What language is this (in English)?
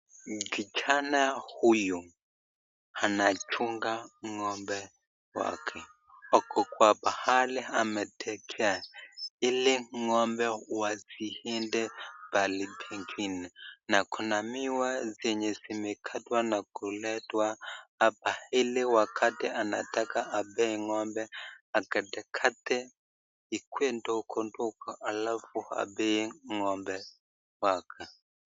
Swahili